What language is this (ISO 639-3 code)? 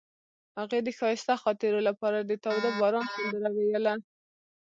pus